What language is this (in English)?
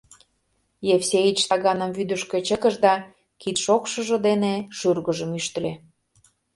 Mari